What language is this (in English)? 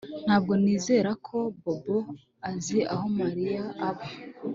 Kinyarwanda